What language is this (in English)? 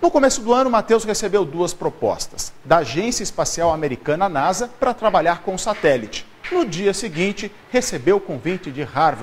Portuguese